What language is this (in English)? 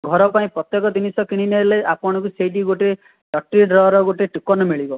Odia